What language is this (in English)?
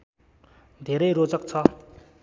Nepali